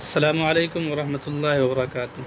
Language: Urdu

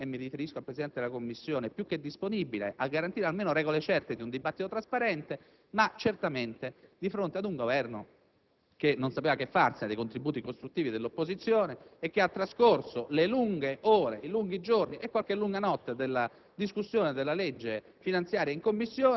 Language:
Italian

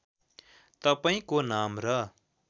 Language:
Nepali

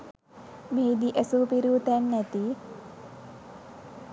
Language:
Sinhala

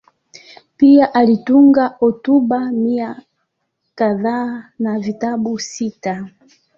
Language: Swahili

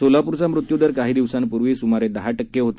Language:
Marathi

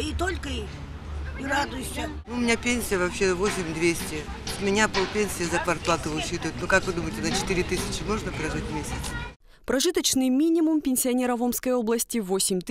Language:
Russian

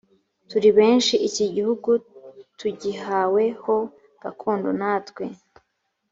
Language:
Kinyarwanda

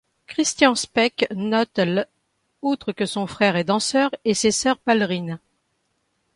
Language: French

